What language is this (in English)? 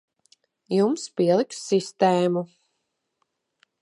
Latvian